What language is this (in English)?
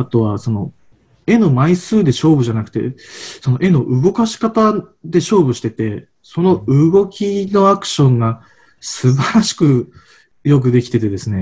Japanese